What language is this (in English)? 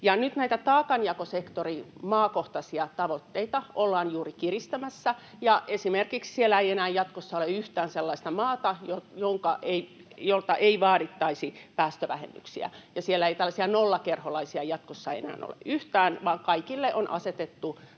Finnish